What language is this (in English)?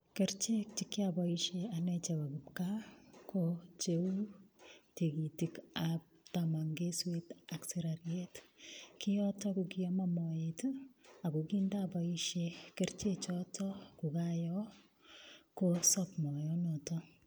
Kalenjin